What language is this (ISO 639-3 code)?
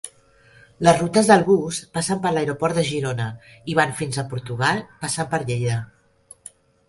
cat